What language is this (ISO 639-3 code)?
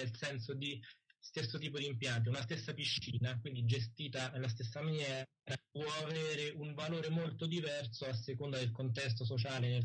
ita